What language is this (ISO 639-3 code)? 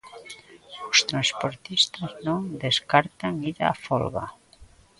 glg